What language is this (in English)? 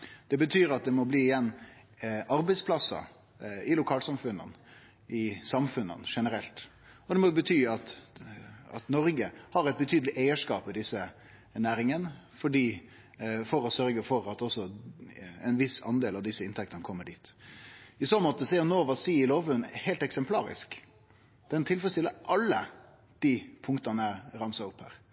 Norwegian Nynorsk